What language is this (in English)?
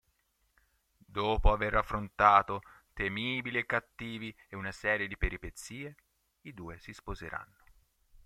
Italian